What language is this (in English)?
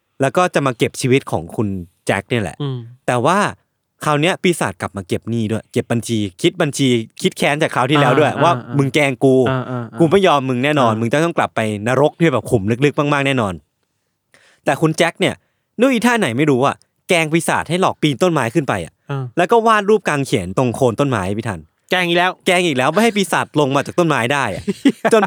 Thai